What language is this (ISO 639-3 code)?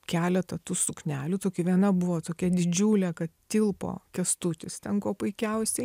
lit